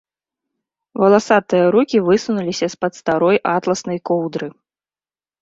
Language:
Belarusian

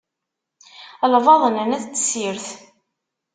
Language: Kabyle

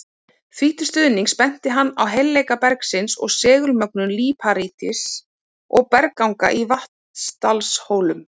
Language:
Icelandic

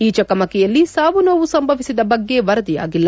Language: Kannada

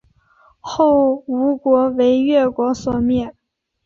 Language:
Chinese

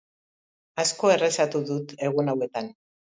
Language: Basque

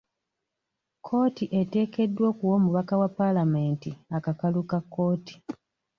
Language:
Ganda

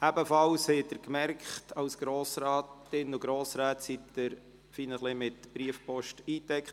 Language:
Swiss German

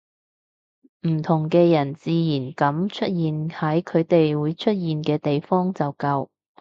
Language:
Cantonese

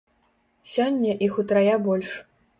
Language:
Belarusian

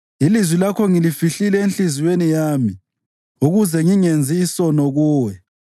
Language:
North Ndebele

